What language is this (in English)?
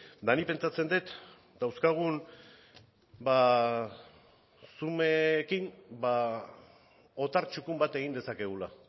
Basque